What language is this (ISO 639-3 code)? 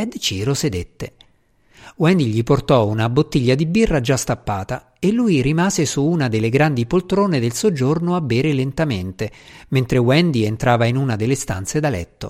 ita